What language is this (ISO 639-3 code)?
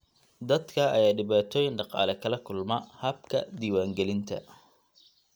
som